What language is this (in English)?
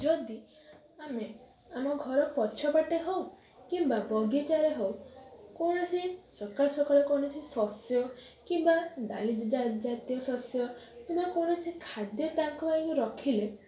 Odia